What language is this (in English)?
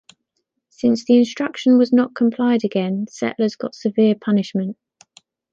English